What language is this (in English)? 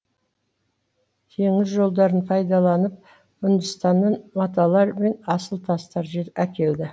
Kazakh